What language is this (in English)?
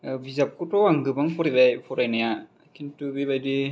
Bodo